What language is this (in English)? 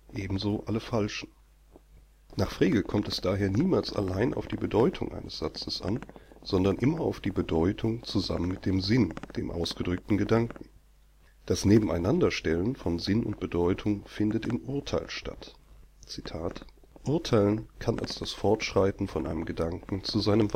German